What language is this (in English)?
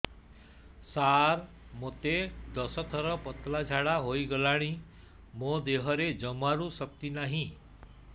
Odia